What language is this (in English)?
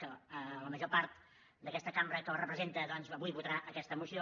Catalan